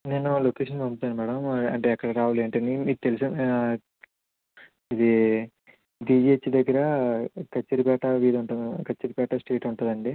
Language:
Telugu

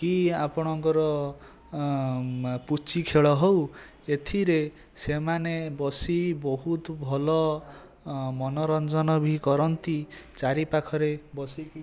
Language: Odia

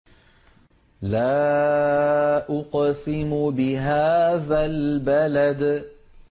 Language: Arabic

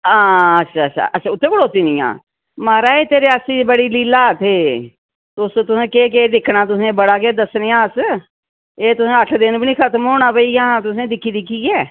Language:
Dogri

